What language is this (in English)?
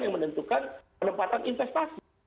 Indonesian